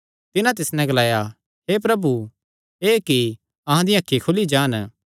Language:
Kangri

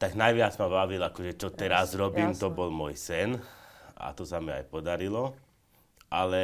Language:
Slovak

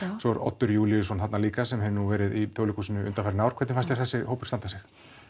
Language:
Icelandic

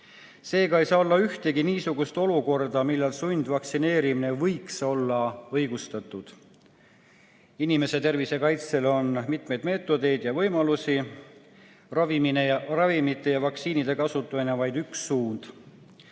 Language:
Estonian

